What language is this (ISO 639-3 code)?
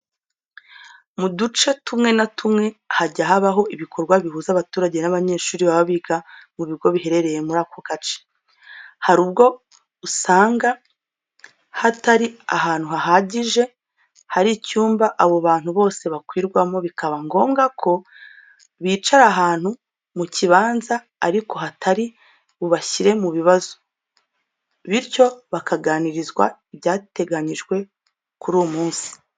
kin